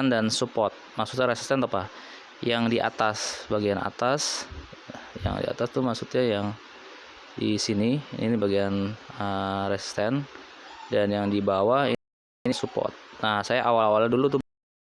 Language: Indonesian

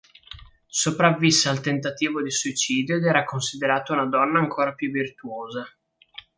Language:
Italian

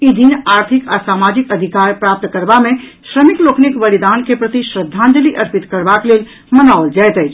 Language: Maithili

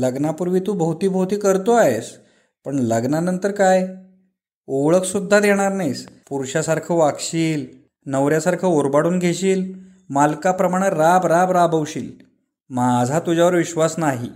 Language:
Marathi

